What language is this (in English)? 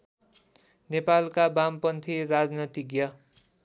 Nepali